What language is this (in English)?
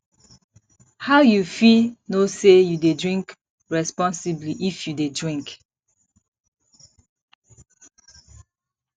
Nigerian Pidgin